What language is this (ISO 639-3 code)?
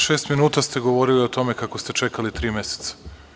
srp